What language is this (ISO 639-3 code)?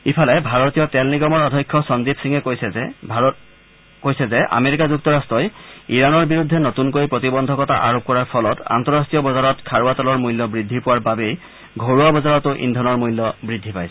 asm